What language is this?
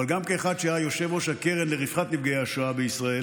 Hebrew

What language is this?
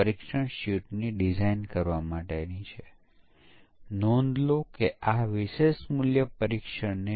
Gujarati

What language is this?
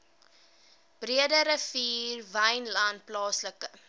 Afrikaans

